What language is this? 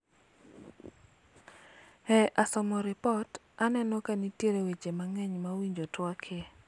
Luo (Kenya and Tanzania)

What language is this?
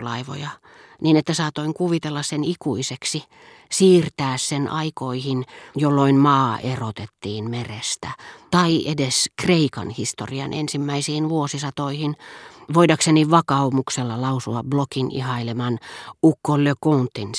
Finnish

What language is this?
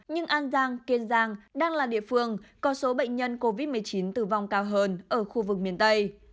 Vietnamese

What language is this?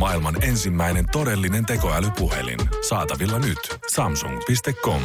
Finnish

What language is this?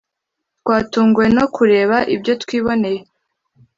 Kinyarwanda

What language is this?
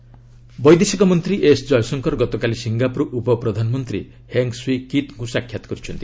Odia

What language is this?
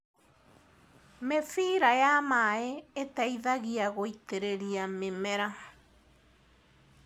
Kikuyu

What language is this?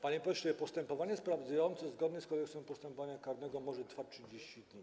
Polish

